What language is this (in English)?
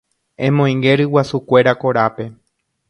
Guarani